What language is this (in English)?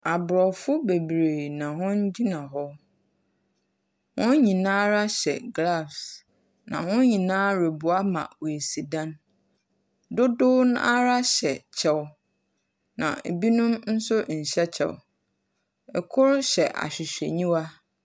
Akan